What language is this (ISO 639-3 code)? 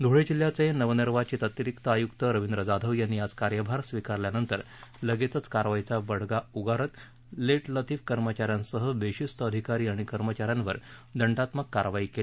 mar